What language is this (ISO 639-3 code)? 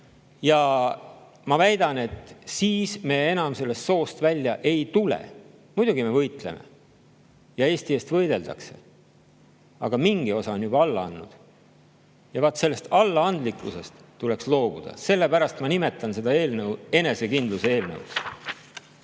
est